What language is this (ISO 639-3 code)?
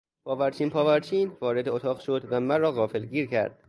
fas